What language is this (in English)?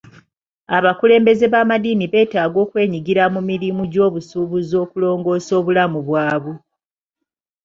Ganda